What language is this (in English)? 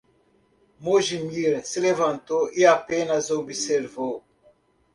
Portuguese